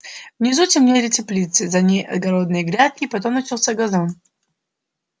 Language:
Russian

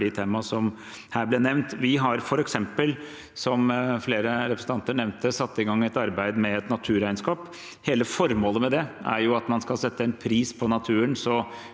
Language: Norwegian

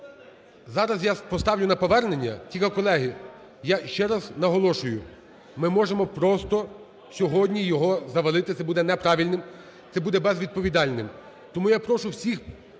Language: Ukrainian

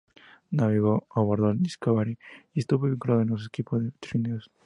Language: Spanish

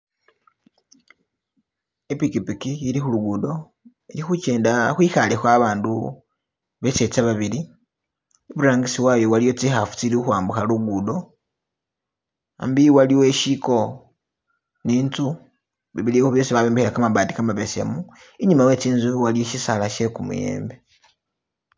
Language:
Masaaba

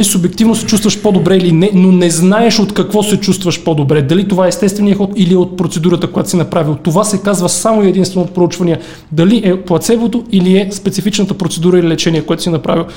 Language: Bulgarian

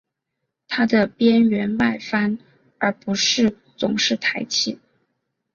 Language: Chinese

